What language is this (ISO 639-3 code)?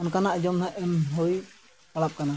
sat